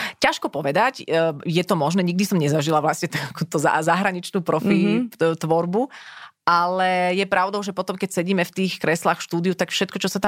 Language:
Slovak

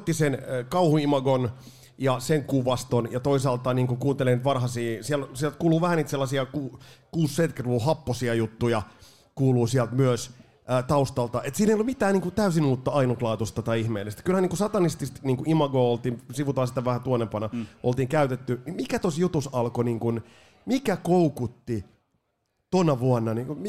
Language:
Finnish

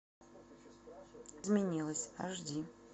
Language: Russian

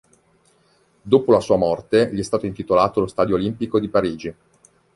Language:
Italian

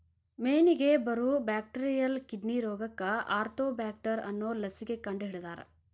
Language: Kannada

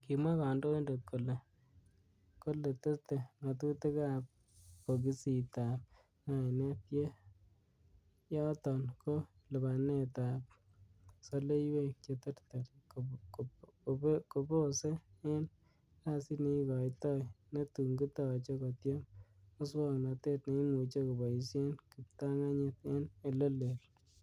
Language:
Kalenjin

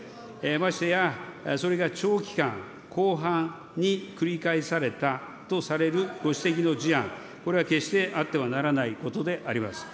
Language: Japanese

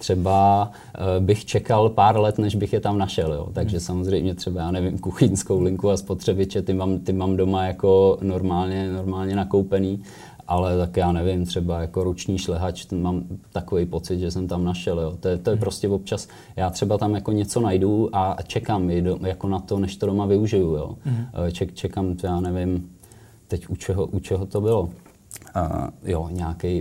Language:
Czech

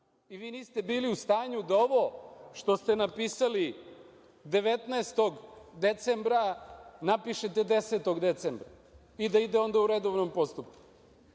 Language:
Serbian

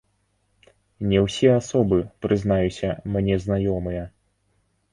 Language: Belarusian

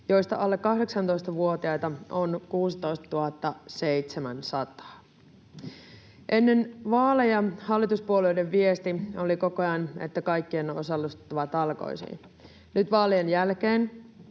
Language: Finnish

